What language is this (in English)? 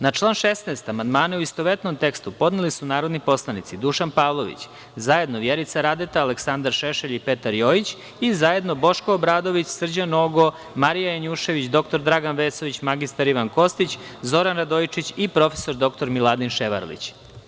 Serbian